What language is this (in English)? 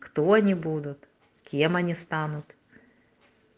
Russian